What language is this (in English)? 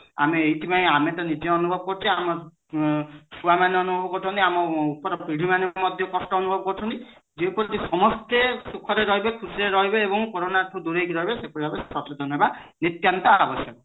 Odia